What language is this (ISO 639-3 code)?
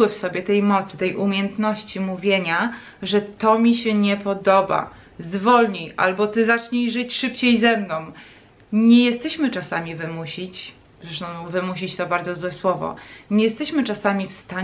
pol